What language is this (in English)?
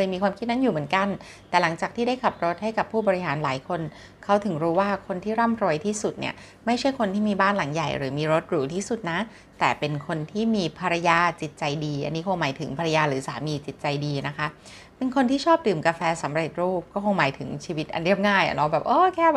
Thai